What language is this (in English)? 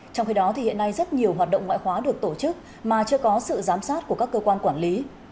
Vietnamese